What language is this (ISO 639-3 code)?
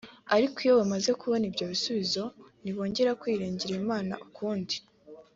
kin